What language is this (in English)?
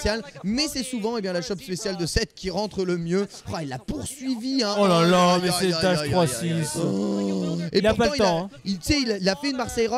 French